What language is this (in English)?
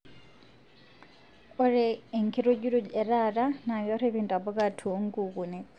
Masai